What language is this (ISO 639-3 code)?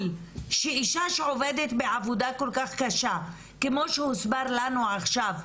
heb